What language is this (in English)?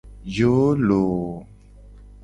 Gen